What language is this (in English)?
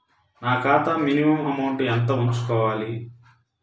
Telugu